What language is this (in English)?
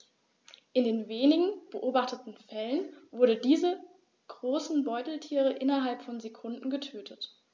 German